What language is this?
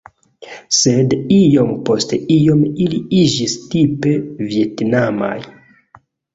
Esperanto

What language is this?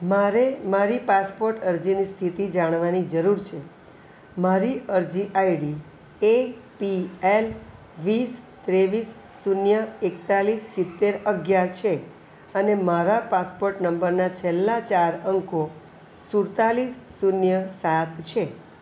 Gujarati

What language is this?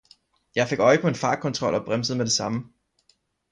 Danish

